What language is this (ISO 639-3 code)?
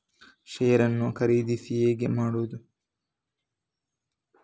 kan